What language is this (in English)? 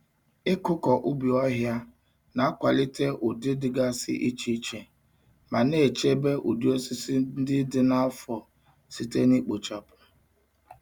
Igbo